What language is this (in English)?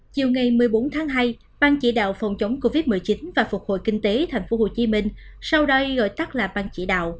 Vietnamese